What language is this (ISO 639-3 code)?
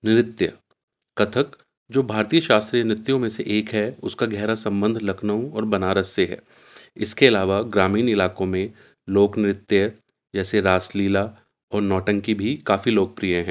urd